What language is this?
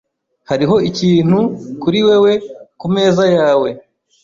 Kinyarwanda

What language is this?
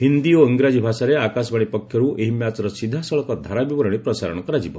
Odia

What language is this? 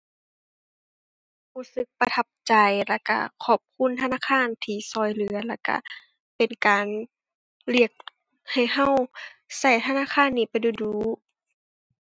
Thai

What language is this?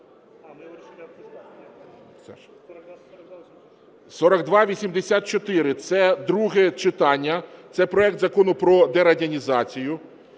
Ukrainian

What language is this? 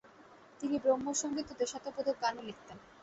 Bangla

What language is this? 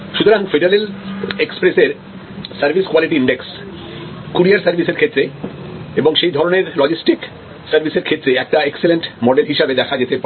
Bangla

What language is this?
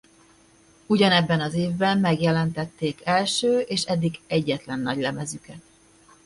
Hungarian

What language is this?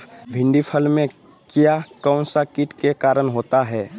Magahi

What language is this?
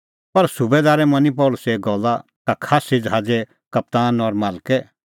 Kullu Pahari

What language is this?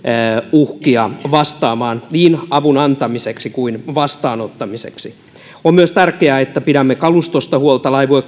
Finnish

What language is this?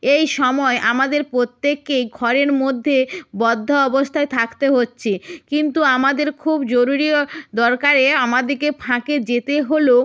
Bangla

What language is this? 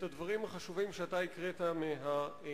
Hebrew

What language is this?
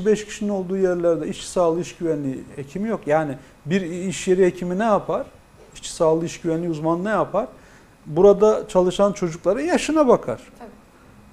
Turkish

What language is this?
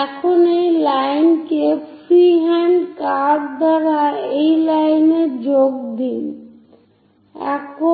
Bangla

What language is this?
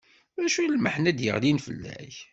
Kabyle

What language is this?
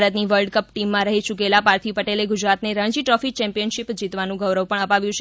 Gujarati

